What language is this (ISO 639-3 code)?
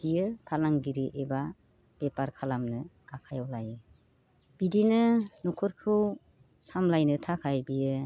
brx